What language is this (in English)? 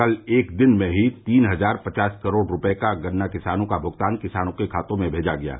Hindi